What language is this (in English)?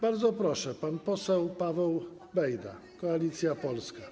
Polish